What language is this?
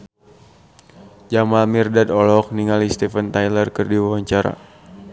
Sundanese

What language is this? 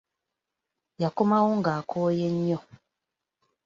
Ganda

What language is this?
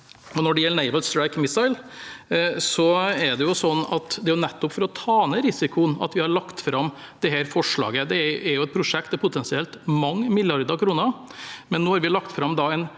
Norwegian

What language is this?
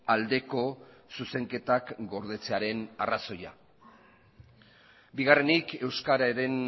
Basque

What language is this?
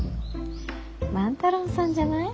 Japanese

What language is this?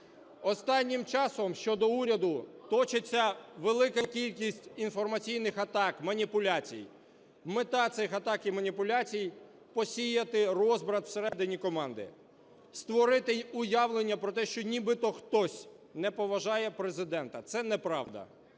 Ukrainian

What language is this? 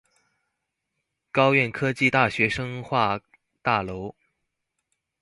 Chinese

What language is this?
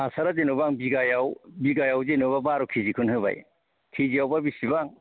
Bodo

